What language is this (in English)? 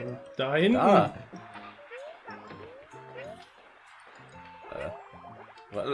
German